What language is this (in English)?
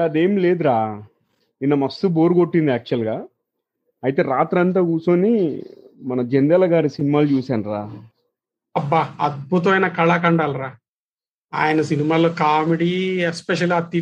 Telugu